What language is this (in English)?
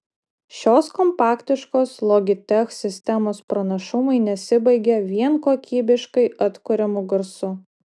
Lithuanian